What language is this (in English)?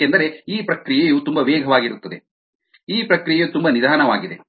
Kannada